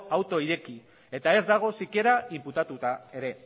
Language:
Basque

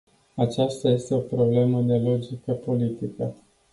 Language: Romanian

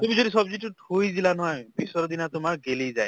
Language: Assamese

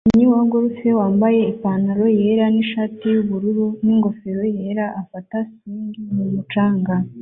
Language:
Kinyarwanda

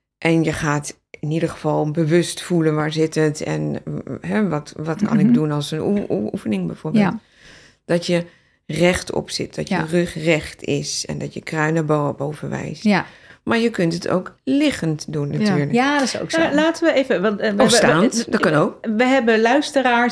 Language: Dutch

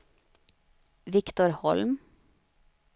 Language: Swedish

